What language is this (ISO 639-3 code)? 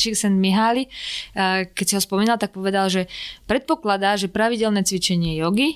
slk